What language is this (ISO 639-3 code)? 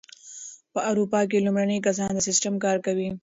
pus